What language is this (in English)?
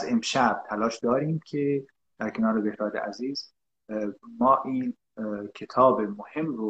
Persian